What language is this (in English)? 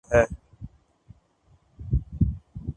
Urdu